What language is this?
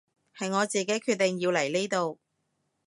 Cantonese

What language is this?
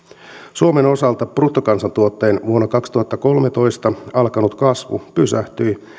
Finnish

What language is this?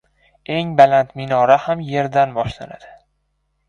Uzbek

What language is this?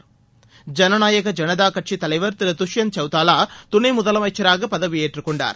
Tamil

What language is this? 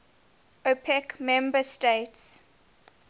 English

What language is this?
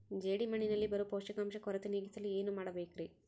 Kannada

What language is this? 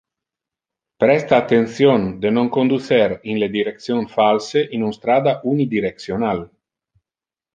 Interlingua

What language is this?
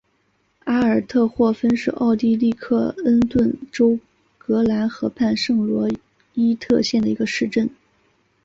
Chinese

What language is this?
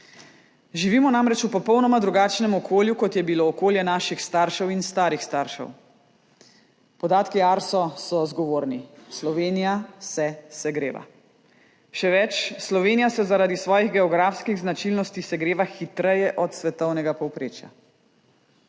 Slovenian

